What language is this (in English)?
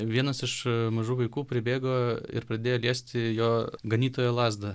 Lithuanian